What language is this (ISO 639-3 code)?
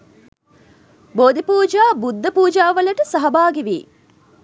sin